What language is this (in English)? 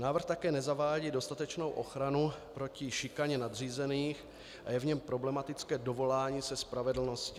Czech